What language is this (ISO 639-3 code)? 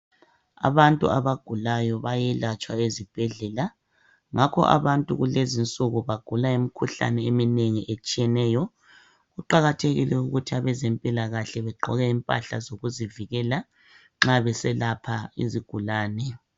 nde